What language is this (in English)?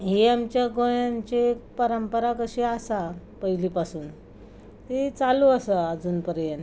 Konkani